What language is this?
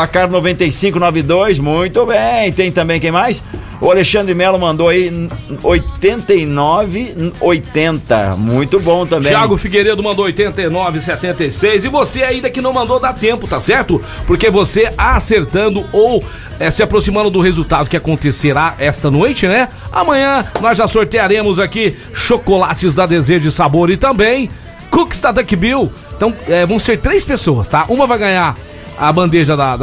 Portuguese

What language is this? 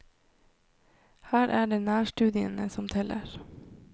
Norwegian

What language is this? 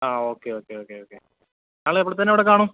Malayalam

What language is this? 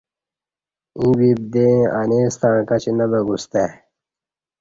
Kati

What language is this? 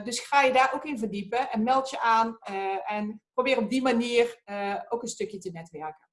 Dutch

